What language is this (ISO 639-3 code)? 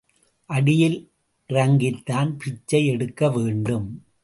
tam